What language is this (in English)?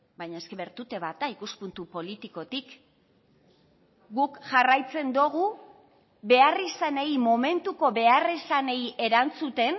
Basque